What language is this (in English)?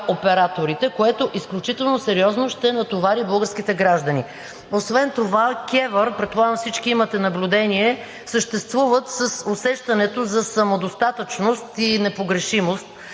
Bulgarian